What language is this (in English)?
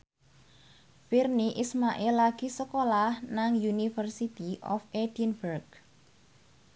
Javanese